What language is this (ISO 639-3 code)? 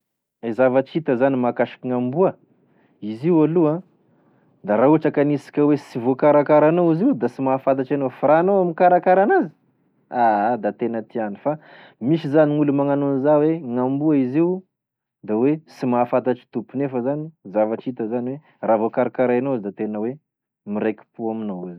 tkg